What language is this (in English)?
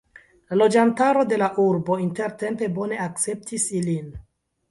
Esperanto